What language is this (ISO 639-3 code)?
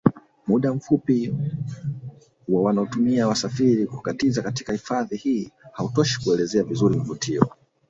swa